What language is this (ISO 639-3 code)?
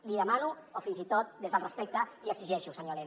cat